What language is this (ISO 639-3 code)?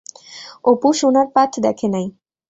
ben